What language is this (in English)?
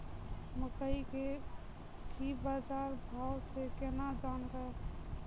Maithili